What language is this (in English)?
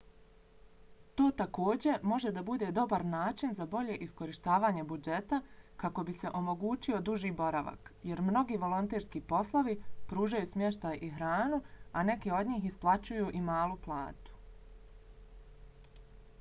Bosnian